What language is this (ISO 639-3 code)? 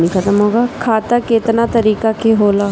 bho